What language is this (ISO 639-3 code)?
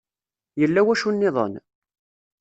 kab